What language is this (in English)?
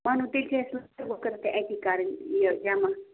Kashmiri